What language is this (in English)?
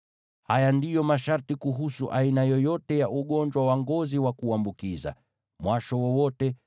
Swahili